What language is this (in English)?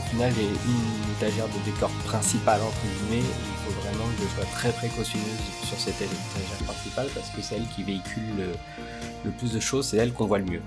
French